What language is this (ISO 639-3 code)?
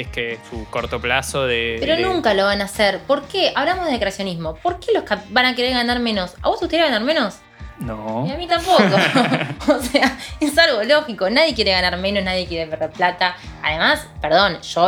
spa